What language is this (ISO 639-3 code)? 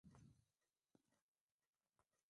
swa